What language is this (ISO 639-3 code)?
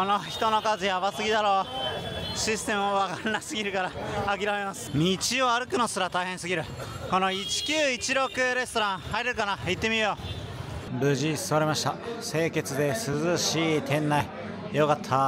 jpn